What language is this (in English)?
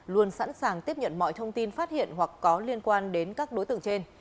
Vietnamese